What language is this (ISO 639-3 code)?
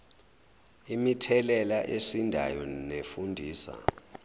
zul